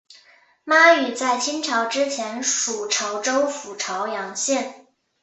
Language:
Chinese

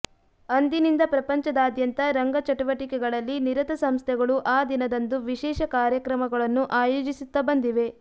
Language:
Kannada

